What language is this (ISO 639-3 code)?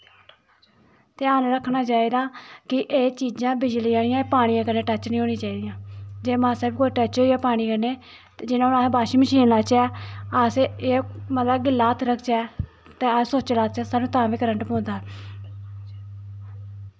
doi